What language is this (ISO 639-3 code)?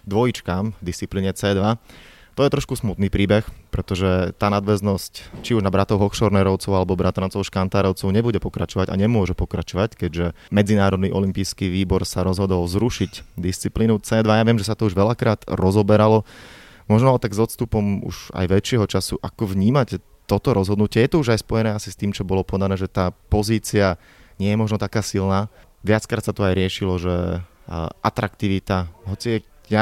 slk